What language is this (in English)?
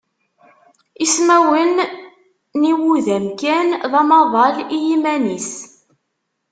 Kabyle